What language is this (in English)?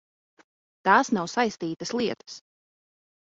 Latvian